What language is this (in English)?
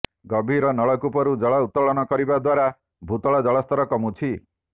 Odia